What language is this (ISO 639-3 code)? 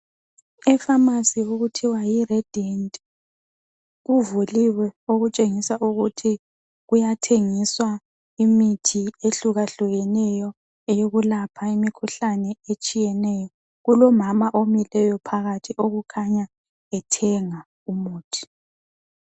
nde